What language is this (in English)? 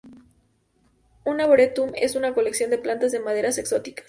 Spanish